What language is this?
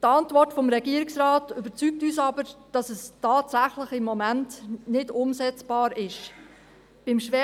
Swiss German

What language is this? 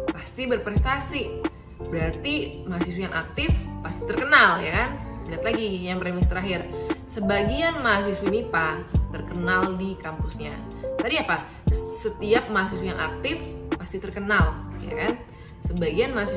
Indonesian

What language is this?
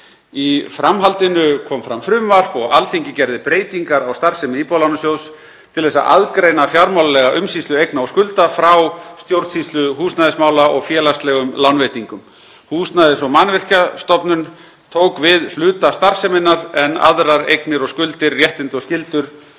Icelandic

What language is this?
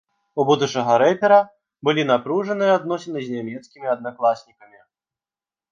Belarusian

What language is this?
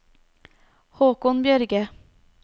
Norwegian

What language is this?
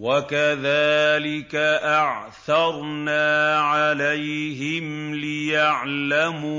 Arabic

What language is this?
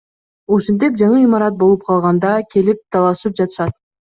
Kyrgyz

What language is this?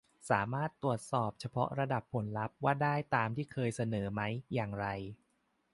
Thai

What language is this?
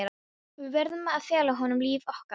Icelandic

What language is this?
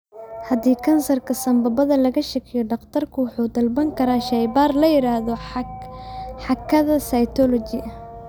Somali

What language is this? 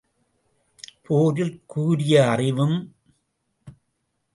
Tamil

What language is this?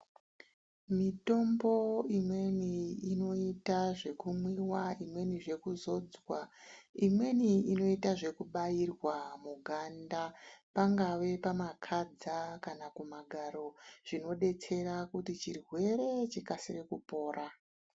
Ndau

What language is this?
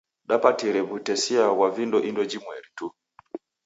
Taita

